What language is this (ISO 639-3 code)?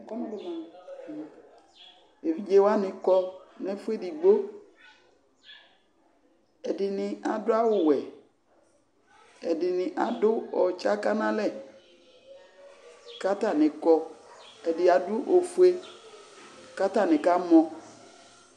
kpo